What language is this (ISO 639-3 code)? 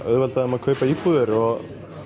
isl